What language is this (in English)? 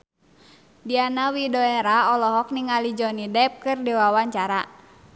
Sundanese